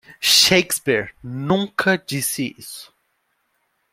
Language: Portuguese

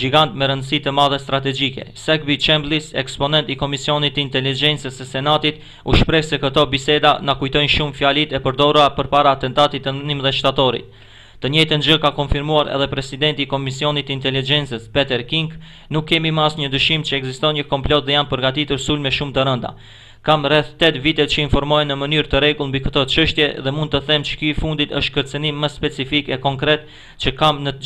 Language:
Romanian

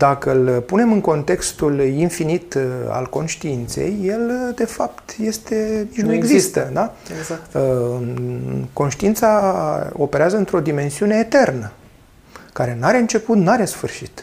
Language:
Romanian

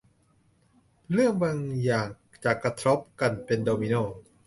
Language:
Thai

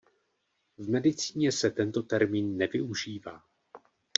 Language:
Czech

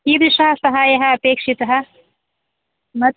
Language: Sanskrit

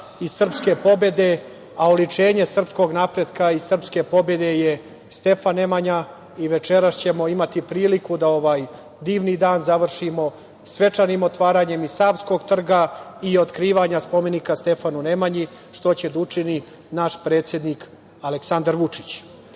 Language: Serbian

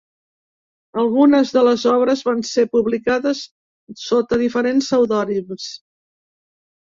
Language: Catalan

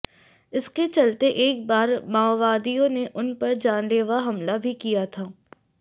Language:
Hindi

